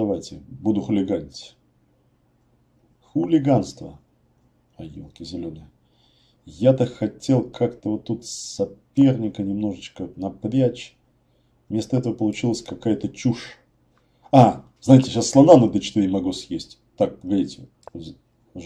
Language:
Russian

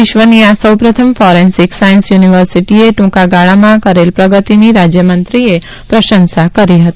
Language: Gujarati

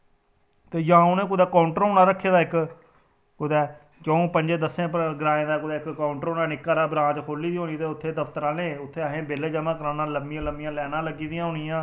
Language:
Dogri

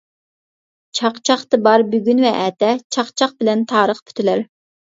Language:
Uyghur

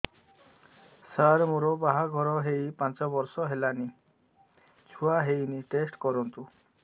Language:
Odia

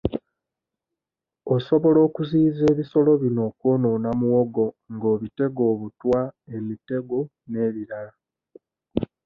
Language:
Ganda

